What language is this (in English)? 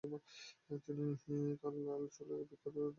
Bangla